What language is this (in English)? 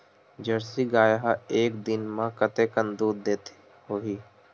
Chhattisgarhi